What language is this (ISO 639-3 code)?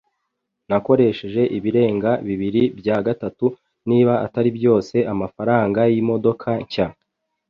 kin